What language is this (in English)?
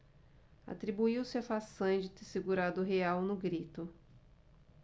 Portuguese